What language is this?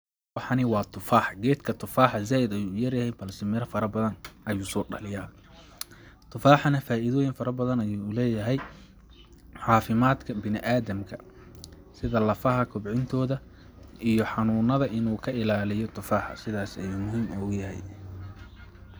Somali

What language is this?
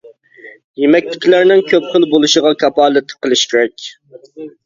Uyghur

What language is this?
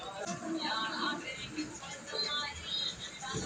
Bhojpuri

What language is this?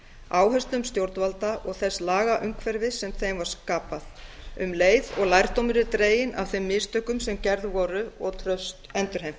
Icelandic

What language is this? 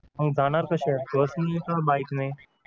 Marathi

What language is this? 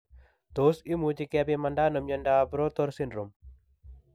Kalenjin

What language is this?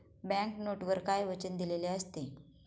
Marathi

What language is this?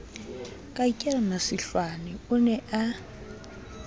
Southern Sotho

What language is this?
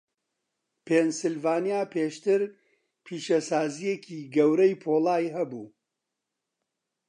Central Kurdish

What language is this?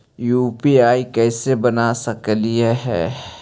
Magahi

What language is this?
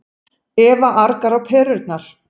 Icelandic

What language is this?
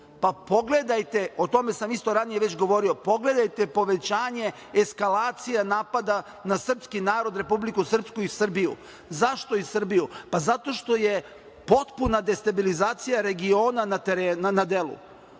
Serbian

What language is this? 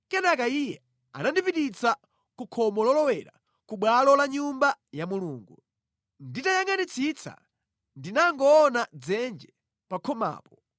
Nyanja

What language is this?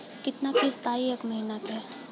Bhojpuri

